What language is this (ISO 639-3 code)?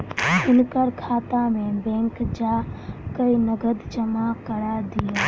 mai